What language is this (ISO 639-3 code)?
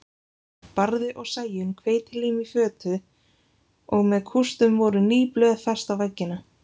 isl